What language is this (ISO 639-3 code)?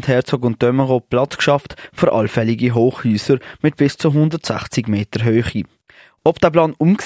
deu